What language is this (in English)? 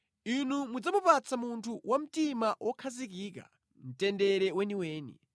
Nyanja